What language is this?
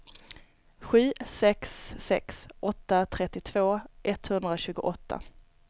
Swedish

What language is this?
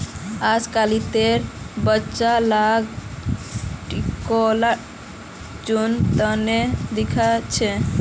Magahi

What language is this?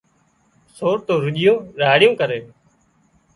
Wadiyara Koli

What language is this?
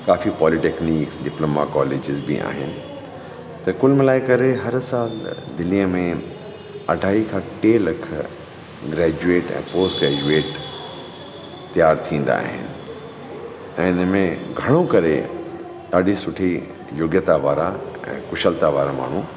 Sindhi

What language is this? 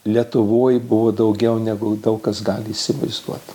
Lithuanian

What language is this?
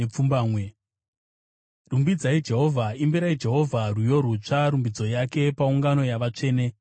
Shona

